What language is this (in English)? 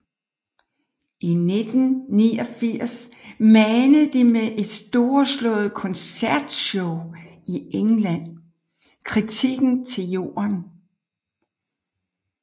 Danish